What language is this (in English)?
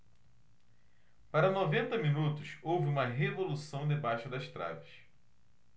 Portuguese